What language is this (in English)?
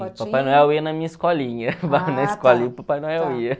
Portuguese